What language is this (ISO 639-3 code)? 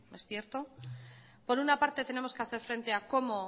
spa